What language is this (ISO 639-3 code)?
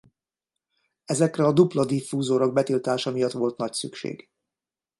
hun